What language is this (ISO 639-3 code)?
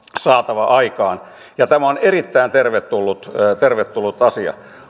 fin